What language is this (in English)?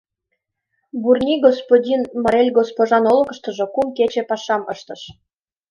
Mari